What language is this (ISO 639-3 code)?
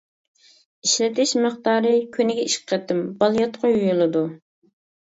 uig